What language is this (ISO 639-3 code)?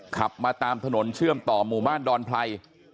tha